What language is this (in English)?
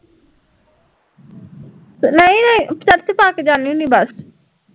Punjabi